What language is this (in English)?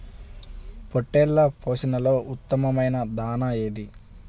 Telugu